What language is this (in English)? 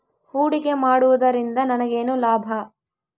Kannada